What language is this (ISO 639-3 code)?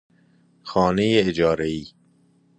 fas